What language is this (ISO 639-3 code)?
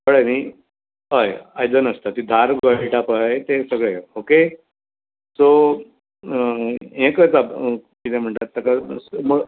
kok